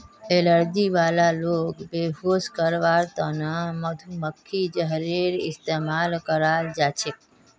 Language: Magahi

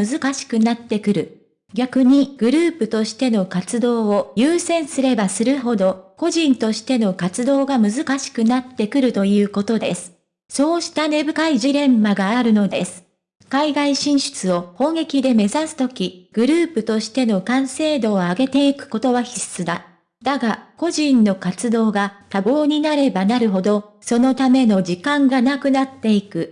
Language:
Japanese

